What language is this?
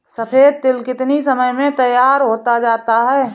Hindi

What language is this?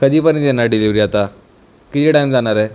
Marathi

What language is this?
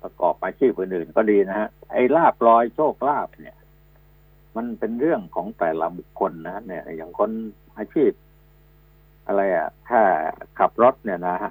Thai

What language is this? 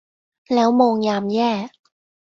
Thai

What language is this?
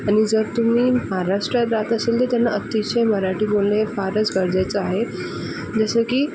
Marathi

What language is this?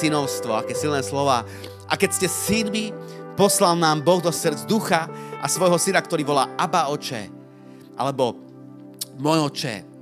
Slovak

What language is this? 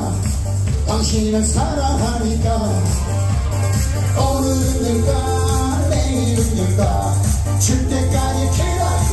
Arabic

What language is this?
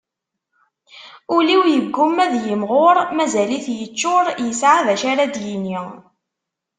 Kabyle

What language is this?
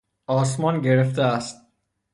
Persian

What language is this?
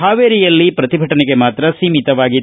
Kannada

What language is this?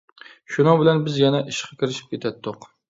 Uyghur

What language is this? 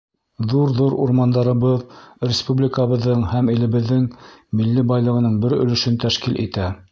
Bashkir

